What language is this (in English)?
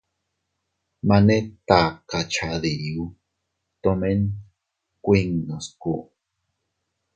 Teutila Cuicatec